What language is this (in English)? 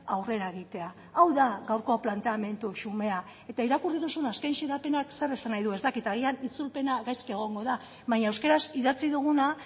Basque